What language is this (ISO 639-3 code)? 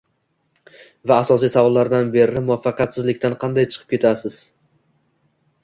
uzb